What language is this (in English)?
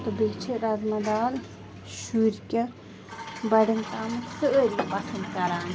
Kashmiri